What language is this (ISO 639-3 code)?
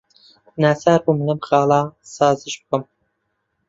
ckb